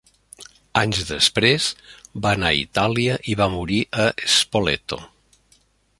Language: Catalan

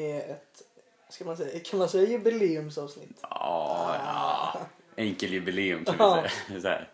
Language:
Swedish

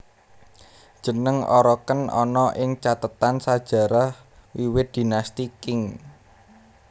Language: Javanese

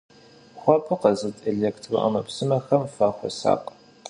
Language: Kabardian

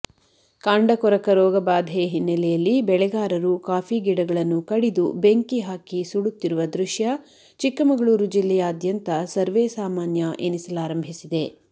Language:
Kannada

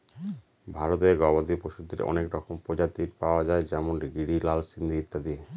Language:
Bangla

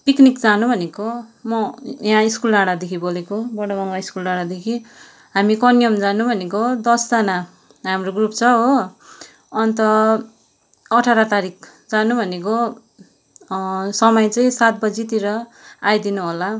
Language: Nepali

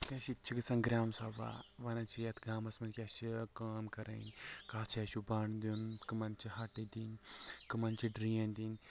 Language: Kashmiri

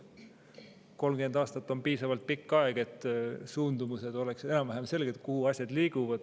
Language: Estonian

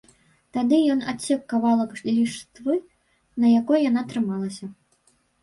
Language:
Belarusian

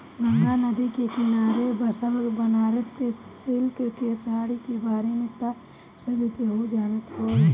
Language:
Bhojpuri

